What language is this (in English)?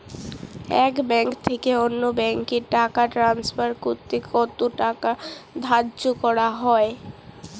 Bangla